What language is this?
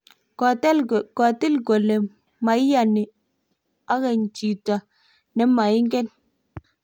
Kalenjin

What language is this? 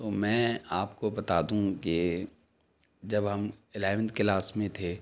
Urdu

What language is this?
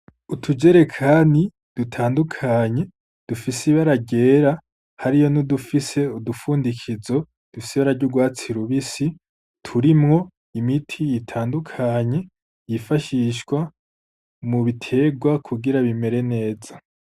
Rundi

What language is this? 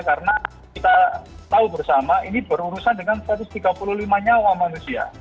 Indonesian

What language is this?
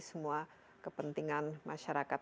Indonesian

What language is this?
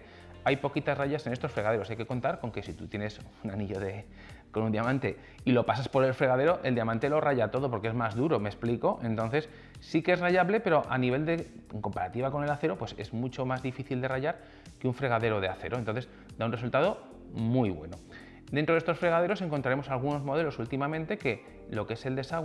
Spanish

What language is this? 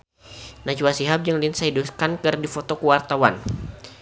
Sundanese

